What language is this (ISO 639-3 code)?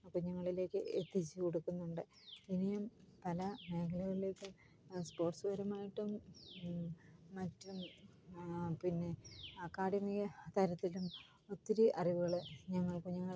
mal